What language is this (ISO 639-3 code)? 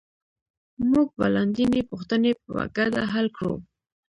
pus